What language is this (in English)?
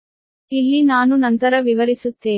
Kannada